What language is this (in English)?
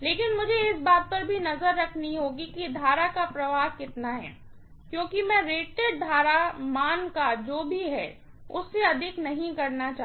Hindi